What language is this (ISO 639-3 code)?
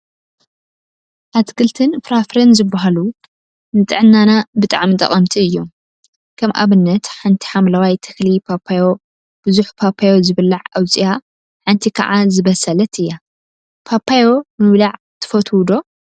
tir